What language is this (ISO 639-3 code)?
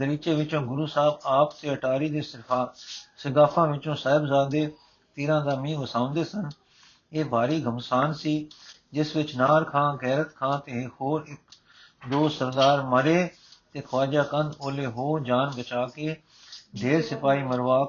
pan